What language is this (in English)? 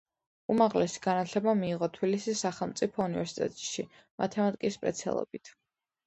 Georgian